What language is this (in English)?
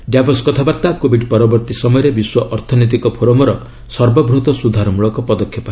Odia